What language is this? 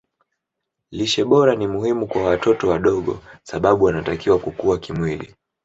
Swahili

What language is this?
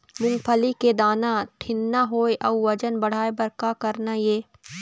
Chhattisgarhi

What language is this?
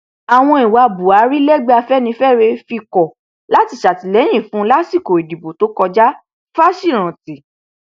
Yoruba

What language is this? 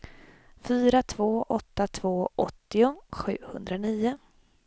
Swedish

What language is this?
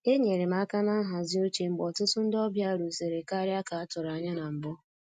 Igbo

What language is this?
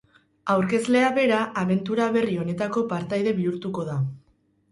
Basque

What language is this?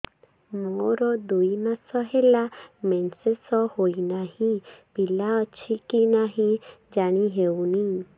Odia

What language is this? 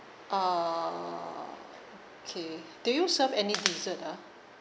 English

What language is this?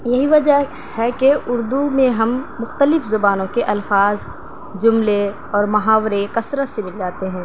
Urdu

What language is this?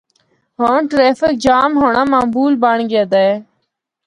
Northern Hindko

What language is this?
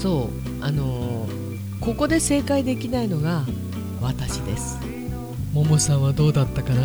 Japanese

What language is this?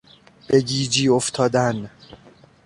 Persian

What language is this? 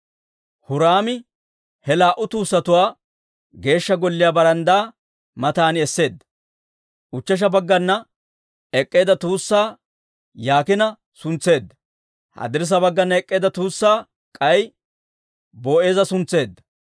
Dawro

